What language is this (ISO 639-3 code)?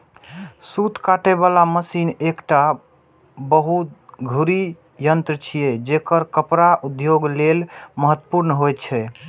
mai